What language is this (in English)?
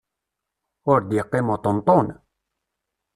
Kabyle